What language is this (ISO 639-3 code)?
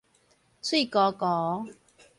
nan